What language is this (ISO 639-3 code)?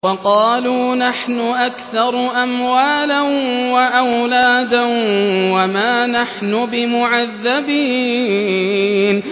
ara